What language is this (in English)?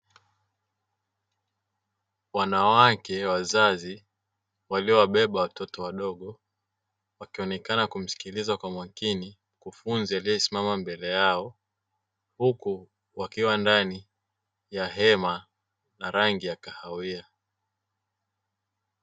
Swahili